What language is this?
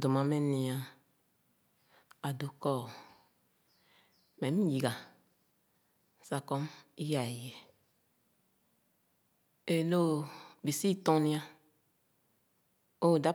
Khana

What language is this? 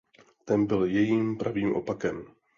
Czech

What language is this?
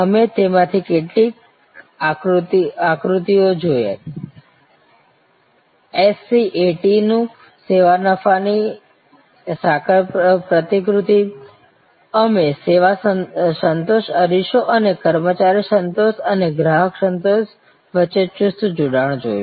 Gujarati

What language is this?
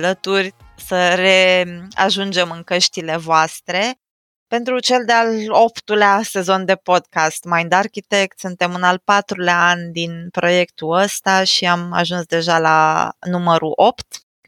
Romanian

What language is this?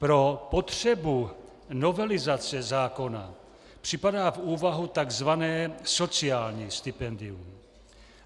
Czech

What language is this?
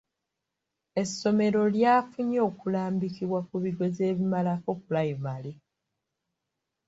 Ganda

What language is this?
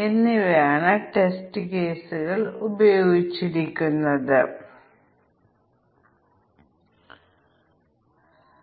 Malayalam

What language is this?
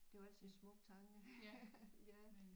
Danish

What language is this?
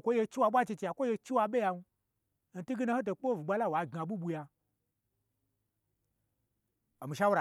Gbagyi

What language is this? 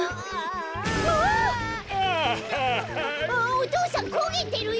Japanese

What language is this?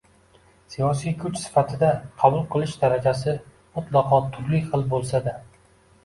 Uzbek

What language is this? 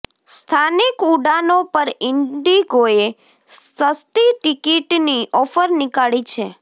Gujarati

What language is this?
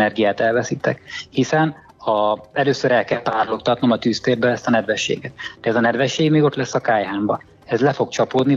Hungarian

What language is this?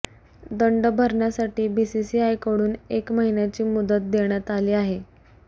Marathi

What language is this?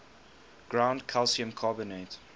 English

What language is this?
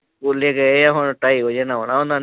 Punjabi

